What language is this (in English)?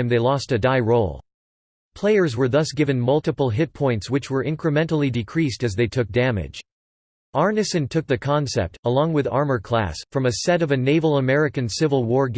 English